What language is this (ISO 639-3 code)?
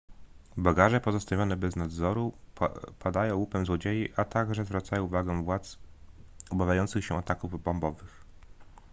pol